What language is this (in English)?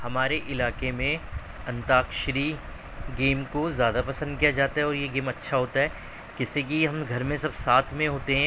Urdu